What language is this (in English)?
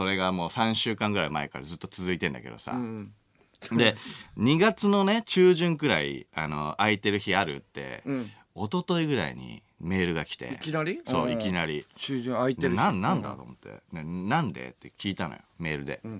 Japanese